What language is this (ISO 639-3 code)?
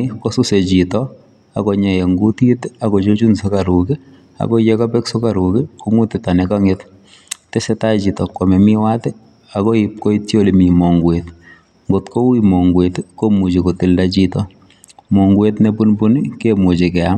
kln